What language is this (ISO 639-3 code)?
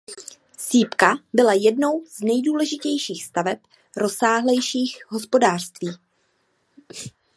ces